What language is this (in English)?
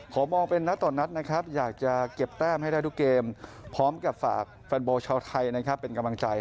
Thai